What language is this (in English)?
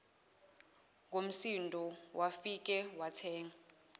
Zulu